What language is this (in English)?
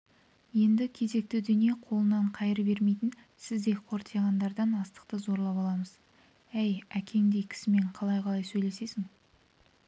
Kazakh